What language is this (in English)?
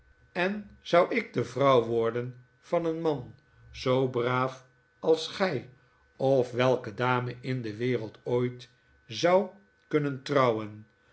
Dutch